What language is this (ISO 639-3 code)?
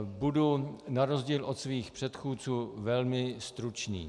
ces